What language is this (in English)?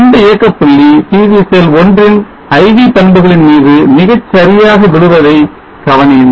Tamil